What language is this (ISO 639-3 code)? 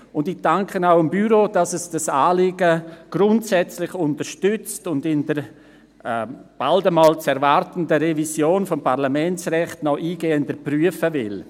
gsw